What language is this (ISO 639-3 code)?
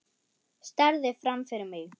isl